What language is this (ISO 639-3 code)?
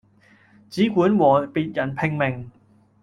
yue